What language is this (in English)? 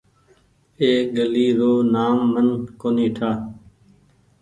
Goaria